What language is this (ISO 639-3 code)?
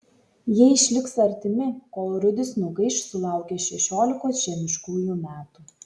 lit